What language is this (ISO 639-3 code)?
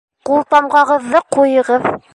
bak